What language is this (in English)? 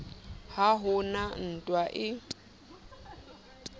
Southern Sotho